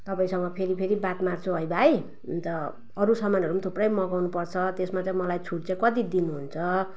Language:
Nepali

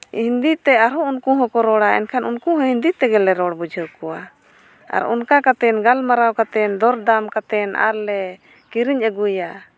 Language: Santali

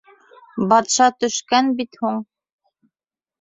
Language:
Bashkir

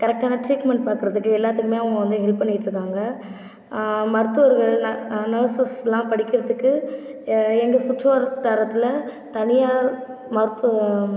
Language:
Tamil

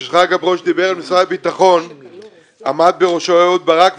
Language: Hebrew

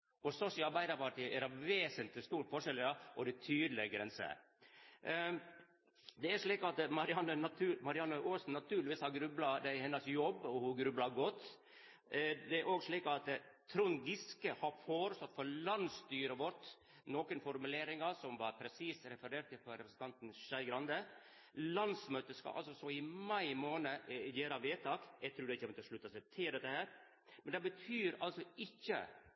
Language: Norwegian Nynorsk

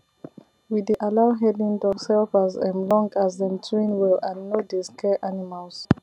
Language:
Nigerian Pidgin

